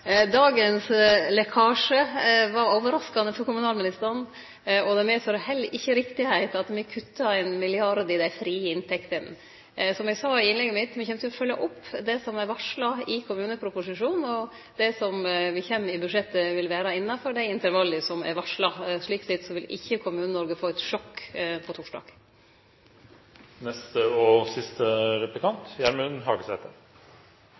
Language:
Norwegian Nynorsk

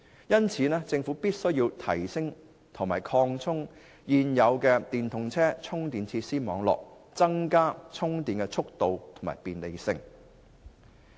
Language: Cantonese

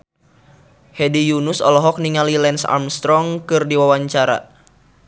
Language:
Sundanese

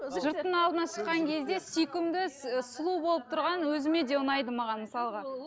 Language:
Kazakh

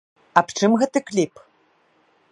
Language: Belarusian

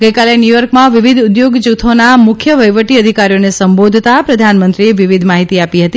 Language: Gujarati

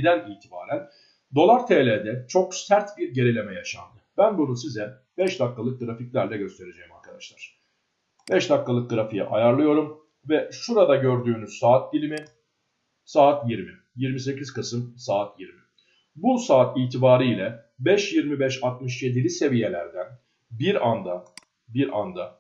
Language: Turkish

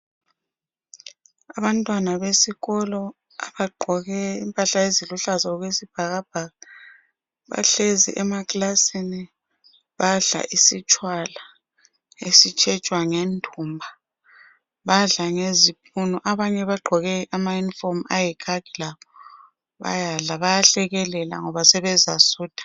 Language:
North Ndebele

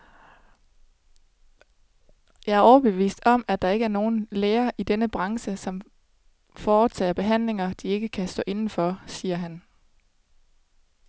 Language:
Danish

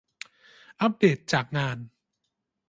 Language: Thai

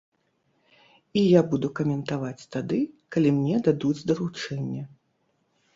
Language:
Belarusian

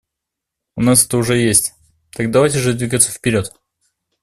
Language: Russian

